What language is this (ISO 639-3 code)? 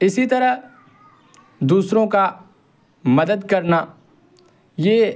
urd